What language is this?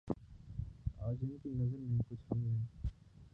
Urdu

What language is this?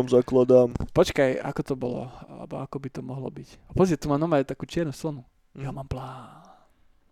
Slovak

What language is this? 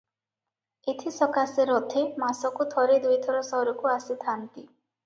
Odia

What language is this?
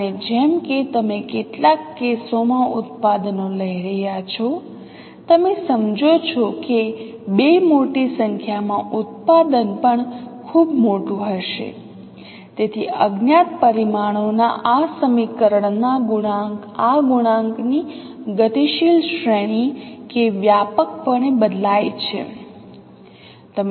Gujarati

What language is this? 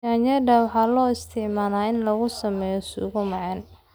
Somali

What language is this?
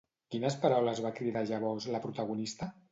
Catalan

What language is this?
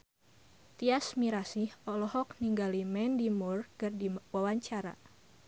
Sundanese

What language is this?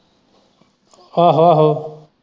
Punjabi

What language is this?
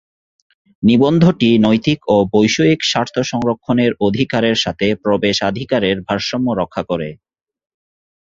Bangla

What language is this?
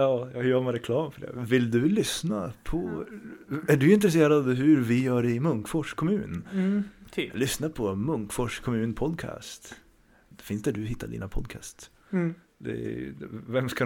Swedish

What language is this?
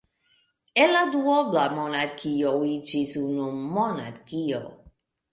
Esperanto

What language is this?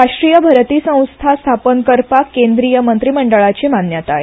Konkani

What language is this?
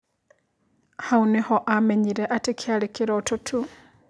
Kikuyu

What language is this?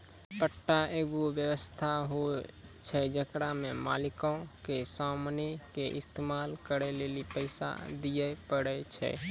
Maithili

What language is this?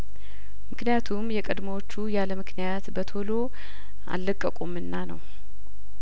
Amharic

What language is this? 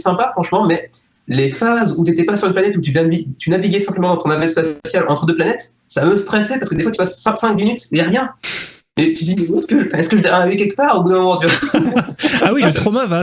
French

